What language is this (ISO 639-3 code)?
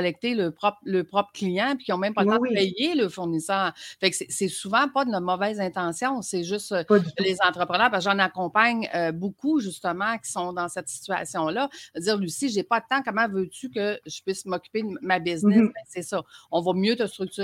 fra